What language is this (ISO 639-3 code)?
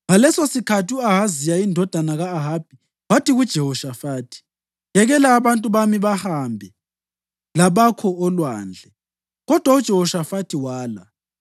nde